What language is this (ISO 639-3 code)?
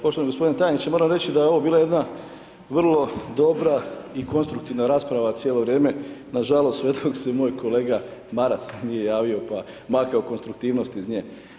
hrv